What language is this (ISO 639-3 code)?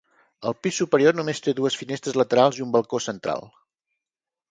cat